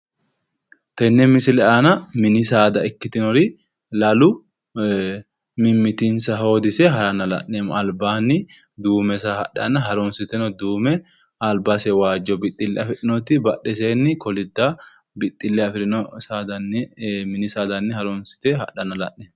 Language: Sidamo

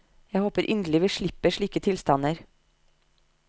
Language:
Norwegian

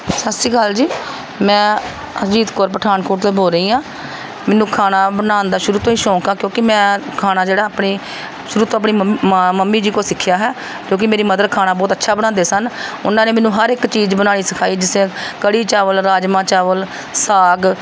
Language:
Punjabi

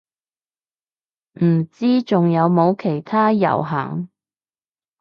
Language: Cantonese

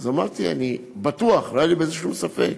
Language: Hebrew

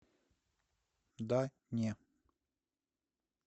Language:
Russian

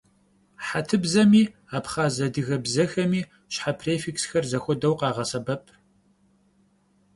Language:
Kabardian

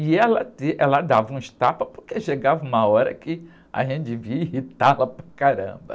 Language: Portuguese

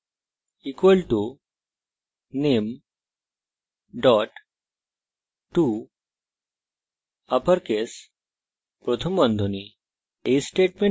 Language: Bangla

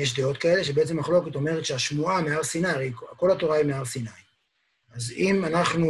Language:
Hebrew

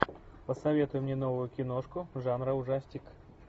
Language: Russian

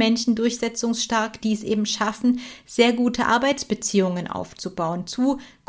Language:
German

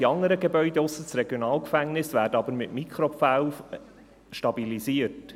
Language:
Swiss German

